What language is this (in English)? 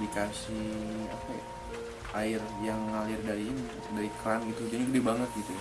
Indonesian